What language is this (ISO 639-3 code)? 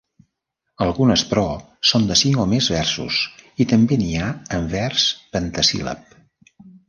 cat